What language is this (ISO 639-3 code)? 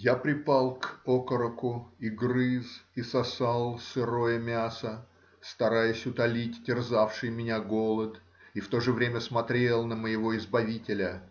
rus